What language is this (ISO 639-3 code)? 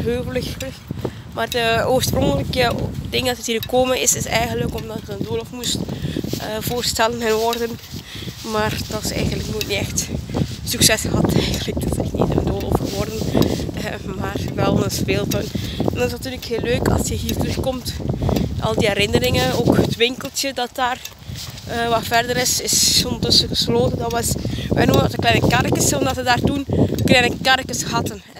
nld